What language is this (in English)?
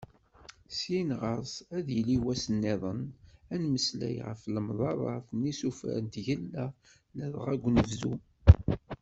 Kabyle